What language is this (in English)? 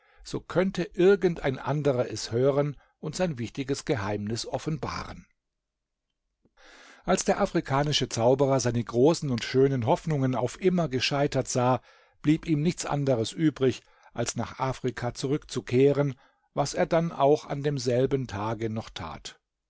German